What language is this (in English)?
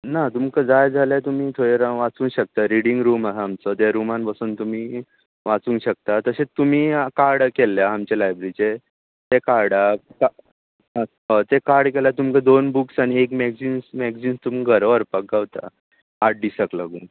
Konkani